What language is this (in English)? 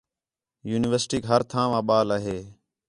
Khetrani